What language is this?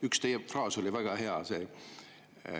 Estonian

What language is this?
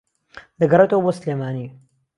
Central Kurdish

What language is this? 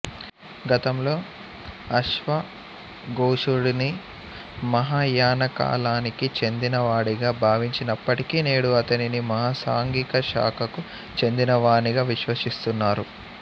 Telugu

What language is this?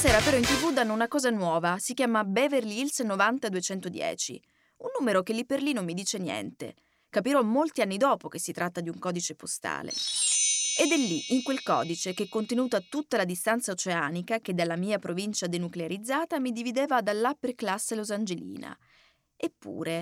Italian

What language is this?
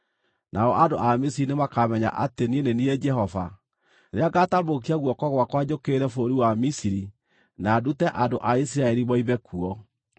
Kikuyu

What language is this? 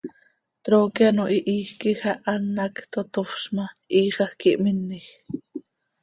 Seri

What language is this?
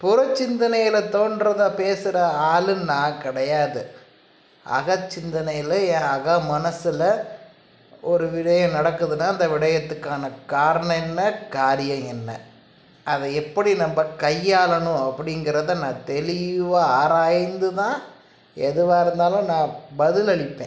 Tamil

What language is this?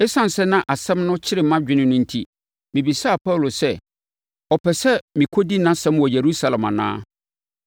Akan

